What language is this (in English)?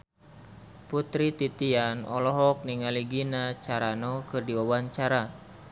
Sundanese